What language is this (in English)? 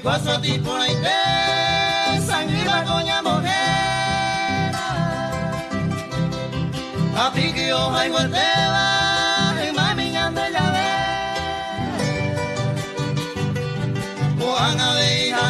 Guarani